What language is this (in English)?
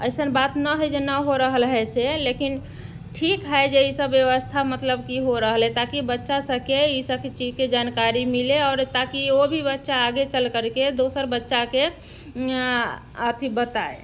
Maithili